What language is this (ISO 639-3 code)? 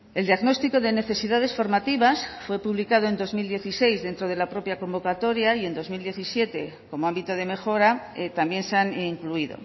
spa